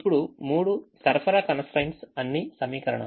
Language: Telugu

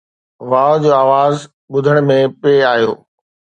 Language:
Sindhi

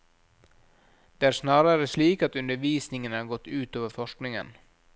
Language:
Norwegian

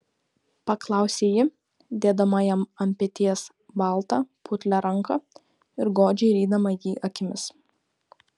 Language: Lithuanian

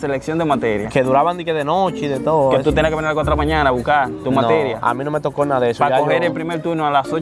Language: Spanish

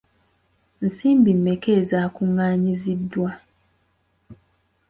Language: Ganda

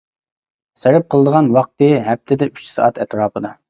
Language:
Uyghur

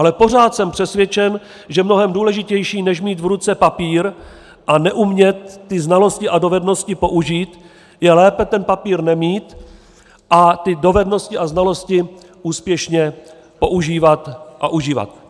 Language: Czech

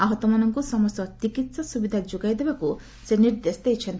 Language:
Odia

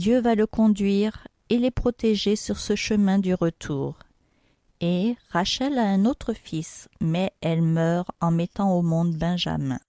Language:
French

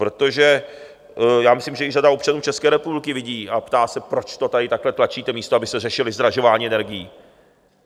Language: Czech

